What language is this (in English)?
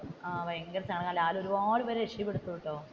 Malayalam